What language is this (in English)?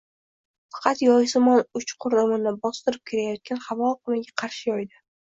Uzbek